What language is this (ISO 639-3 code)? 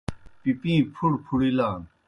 plk